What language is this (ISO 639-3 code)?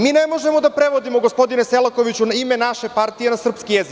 srp